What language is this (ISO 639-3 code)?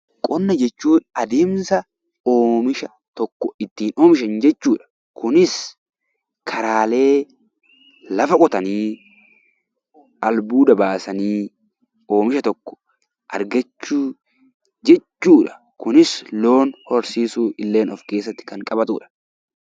orm